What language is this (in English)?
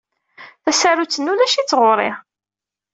Kabyle